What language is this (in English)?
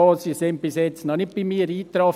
Swiss German